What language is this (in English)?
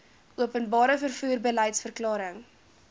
Afrikaans